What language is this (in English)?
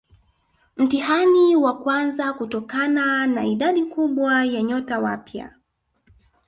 Swahili